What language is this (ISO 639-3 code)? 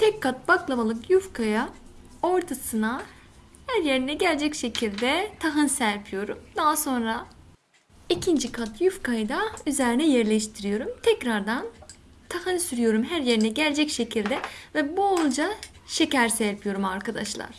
tur